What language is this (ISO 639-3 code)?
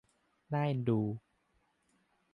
tha